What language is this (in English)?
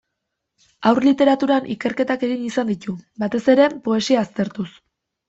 Basque